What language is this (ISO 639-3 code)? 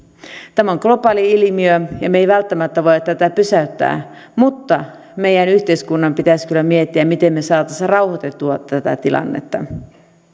fin